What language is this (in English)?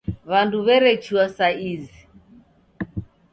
Taita